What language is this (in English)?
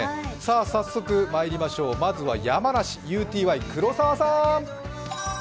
Japanese